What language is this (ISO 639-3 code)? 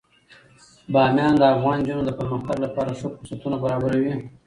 pus